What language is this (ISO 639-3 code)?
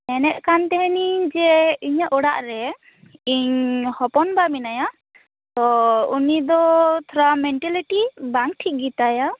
sat